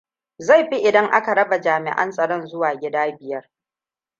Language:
Hausa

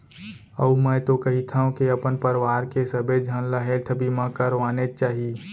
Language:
Chhattisgarhi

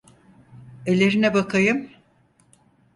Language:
Turkish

